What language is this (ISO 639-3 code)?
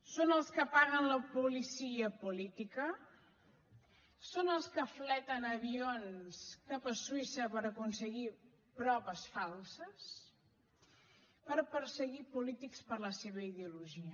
cat